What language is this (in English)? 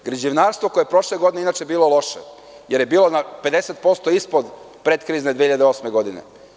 Serbian